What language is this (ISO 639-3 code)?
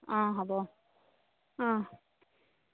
asm